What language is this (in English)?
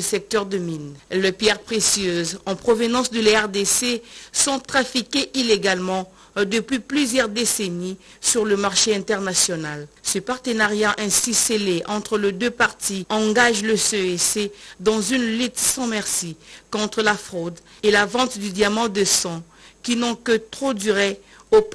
French